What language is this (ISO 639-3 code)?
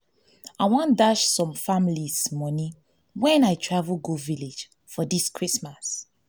pcm